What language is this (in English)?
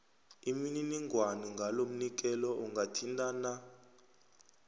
South Ndebele